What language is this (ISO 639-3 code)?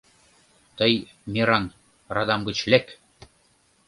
chm